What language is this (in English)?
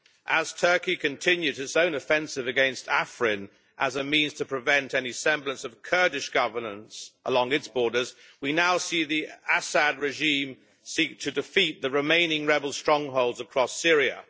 English